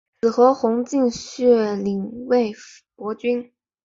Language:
Chinese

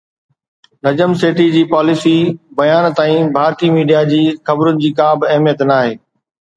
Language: Sindhi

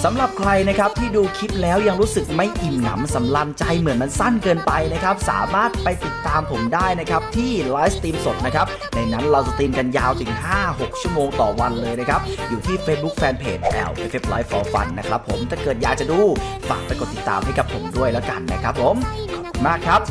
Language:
Thai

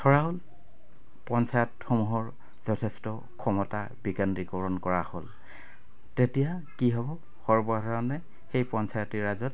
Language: Assamese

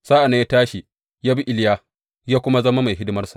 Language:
Hausa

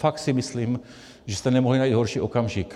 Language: Czech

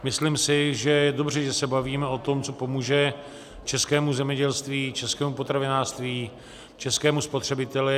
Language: Czech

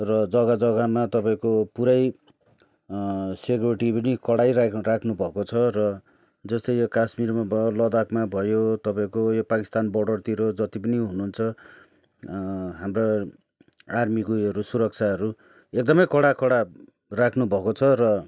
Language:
Nepali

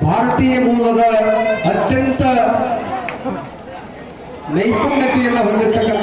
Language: Arabic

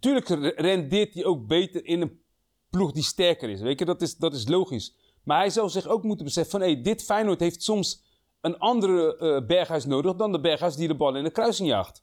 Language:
Dutch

